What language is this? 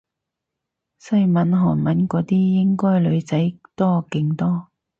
Cantonese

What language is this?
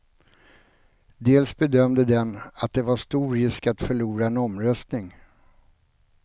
Swedish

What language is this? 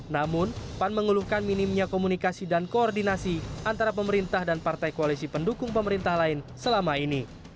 Indonesian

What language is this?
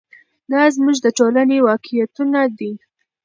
Pashto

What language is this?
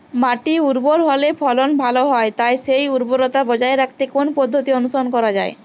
Bangla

